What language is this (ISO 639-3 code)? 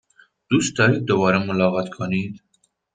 fas